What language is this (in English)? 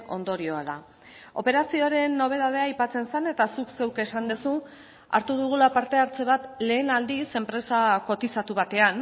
Basque